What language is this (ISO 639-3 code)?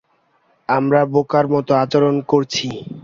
ben